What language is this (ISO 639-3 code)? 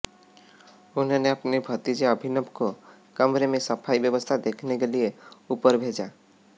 hin